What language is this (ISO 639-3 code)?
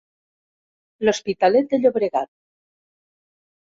cat